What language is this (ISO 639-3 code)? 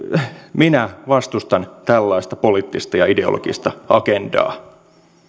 fin